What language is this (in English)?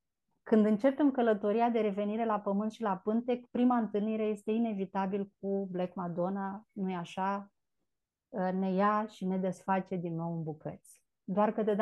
Romanian